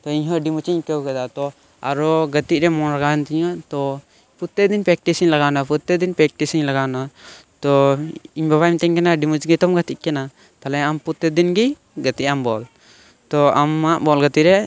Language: Santali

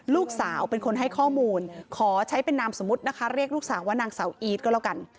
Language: Thai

